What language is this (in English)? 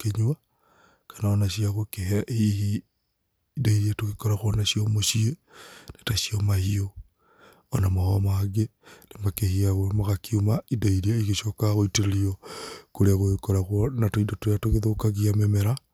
Kikuyu